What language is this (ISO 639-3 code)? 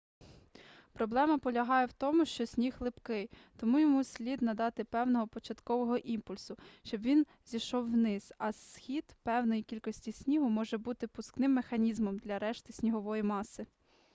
ukr